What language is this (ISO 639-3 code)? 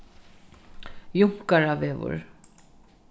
fao